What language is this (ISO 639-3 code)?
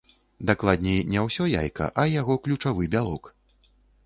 bel